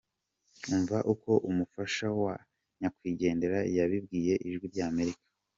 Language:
Kinyarwanda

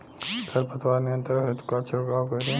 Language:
Bhojpuri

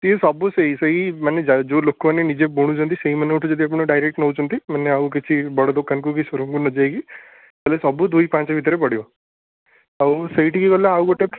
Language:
Odia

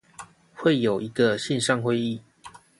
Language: Chinese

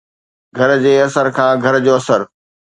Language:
Sindhi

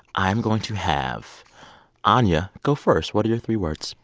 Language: English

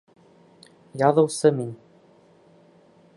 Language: Bashkir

